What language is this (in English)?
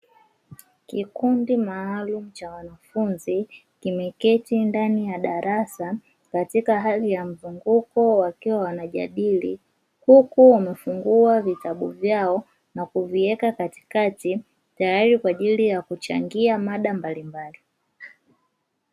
Swahili